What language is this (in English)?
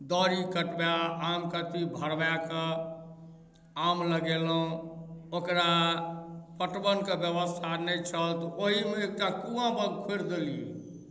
Maithili